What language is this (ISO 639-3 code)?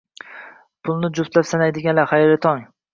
uzb